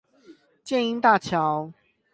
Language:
Chinese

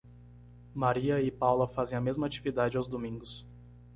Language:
Portuguese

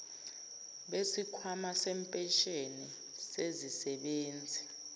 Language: Zulu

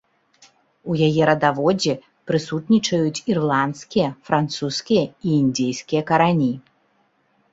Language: Belarusian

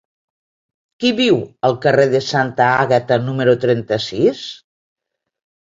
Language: Catalan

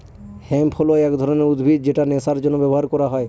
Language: Bangla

